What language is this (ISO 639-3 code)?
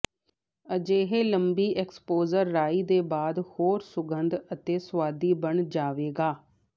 pan